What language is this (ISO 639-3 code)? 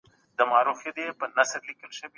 pus